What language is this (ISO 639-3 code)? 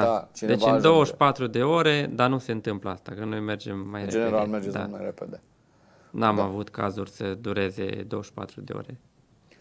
ron